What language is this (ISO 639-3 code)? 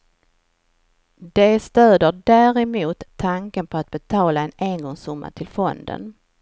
swe